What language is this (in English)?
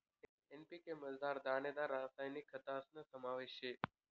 Marathi